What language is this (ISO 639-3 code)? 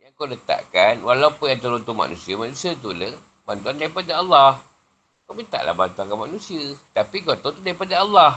msa